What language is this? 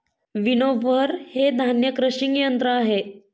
Marathi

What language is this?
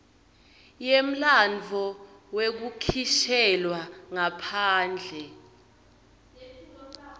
Swati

